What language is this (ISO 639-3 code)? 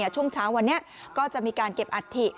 tha